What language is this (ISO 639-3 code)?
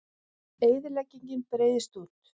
isl